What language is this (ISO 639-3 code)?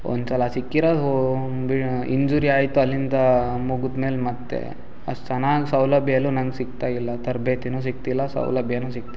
kan